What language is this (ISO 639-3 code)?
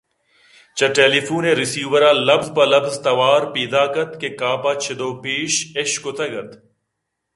bgp